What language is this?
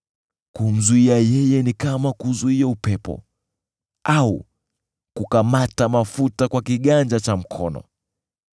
Swahili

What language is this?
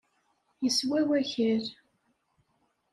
Kabyle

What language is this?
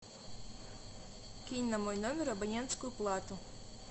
Russian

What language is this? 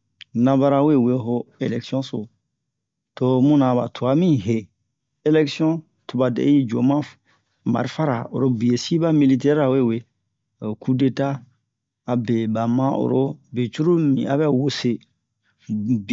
Bomu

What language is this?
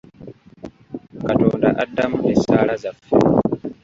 Ganda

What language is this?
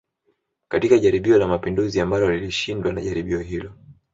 Swahili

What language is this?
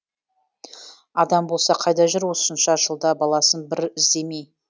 Kazakh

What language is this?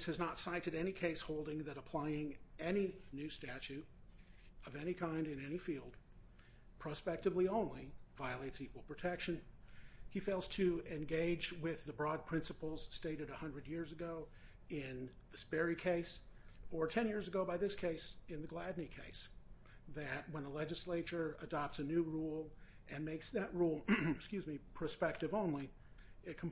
English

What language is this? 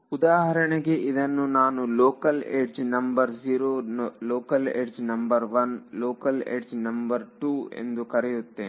Kannada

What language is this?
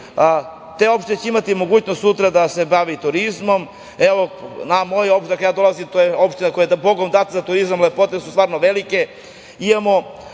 Serbian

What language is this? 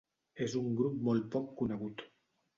Catalan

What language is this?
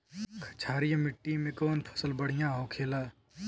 Bhojpuri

